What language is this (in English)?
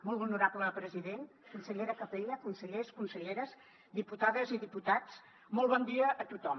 Catalan